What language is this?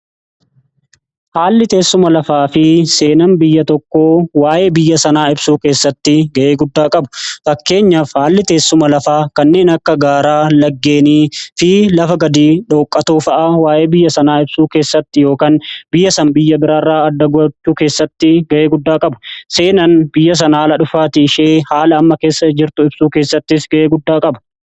Oromo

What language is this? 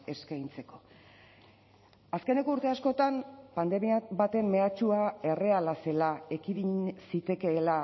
Basque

